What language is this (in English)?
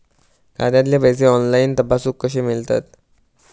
Marathi